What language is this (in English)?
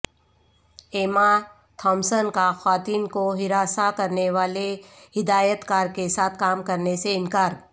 Urdu